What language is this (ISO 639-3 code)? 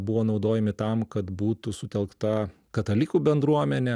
lit